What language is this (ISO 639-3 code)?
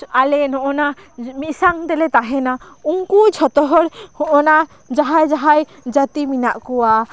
sat